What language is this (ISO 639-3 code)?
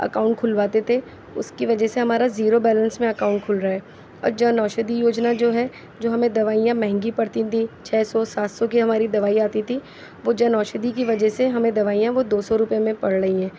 urd